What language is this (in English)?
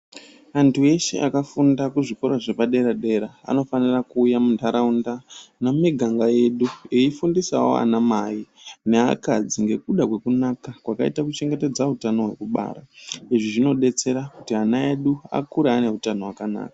Ndau